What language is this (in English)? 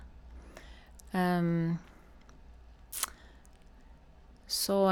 Norwegian